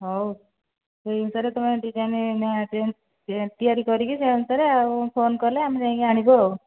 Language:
Odia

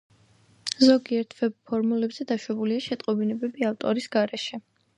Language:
Georgian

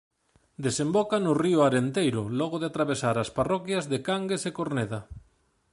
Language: Galician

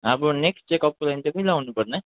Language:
Nepali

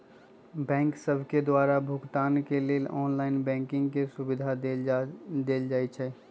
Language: Magahi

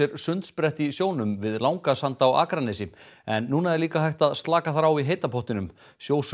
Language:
Icelandic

